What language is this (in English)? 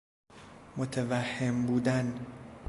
Persian